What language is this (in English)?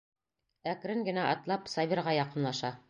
Bashkir